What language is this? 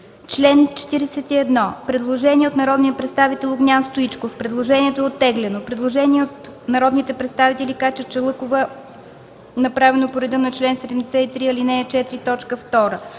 Bulgarian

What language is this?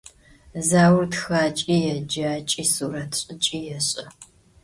Adyghe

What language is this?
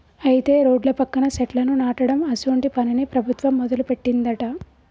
Telugu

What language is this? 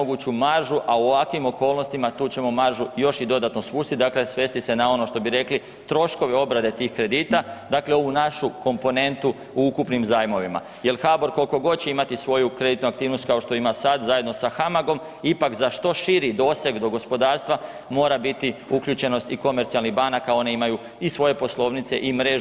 Croatian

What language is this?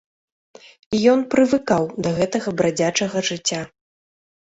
Belarusian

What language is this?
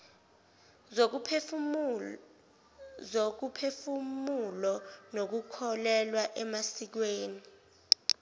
Zulu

